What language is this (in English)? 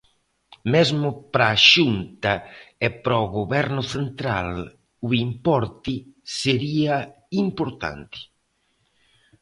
Galician